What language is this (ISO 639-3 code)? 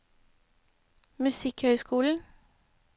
nor